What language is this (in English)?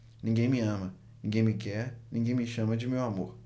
Portuguese